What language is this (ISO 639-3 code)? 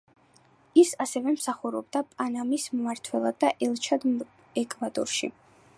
kat